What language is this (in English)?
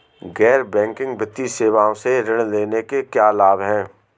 Hindi